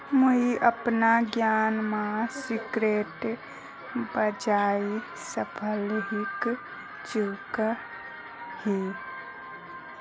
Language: Magahi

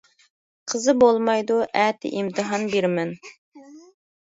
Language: Uyghur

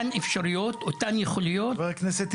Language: Hebrew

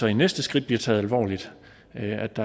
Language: Danish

